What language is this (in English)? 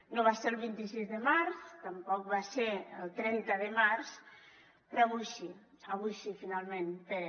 Catalan